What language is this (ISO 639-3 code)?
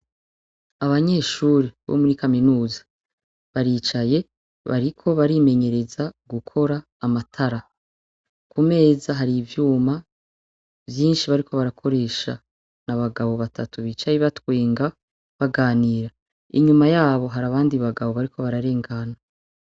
run